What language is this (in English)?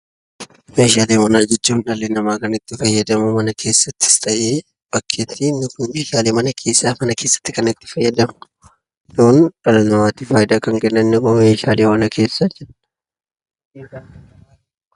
Oromo